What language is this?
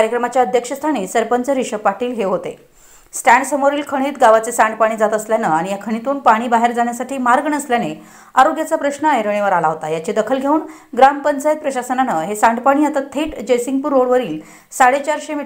Hindi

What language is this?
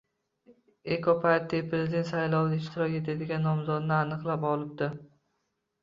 Uzbek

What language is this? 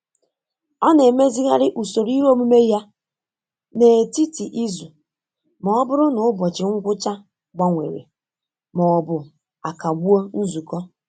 Igbo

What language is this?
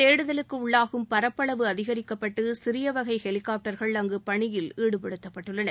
Tamil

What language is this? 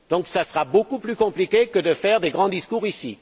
French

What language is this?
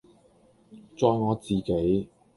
Cantonese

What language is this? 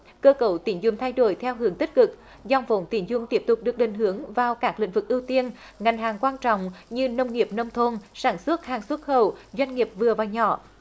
Vietnamese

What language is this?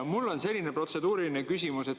Estonian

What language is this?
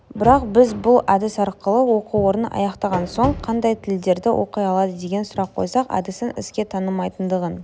Kazakh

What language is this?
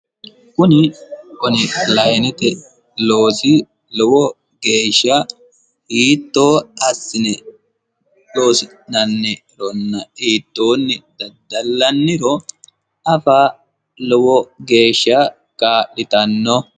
Sidamo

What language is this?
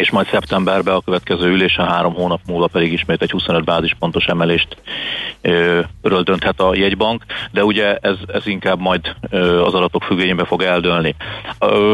Hungarian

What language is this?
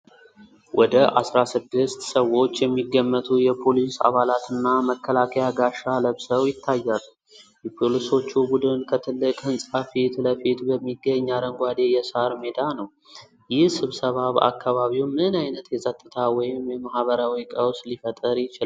Amharic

